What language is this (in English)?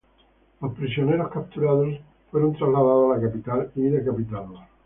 Spanish